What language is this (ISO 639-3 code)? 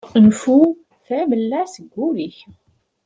kab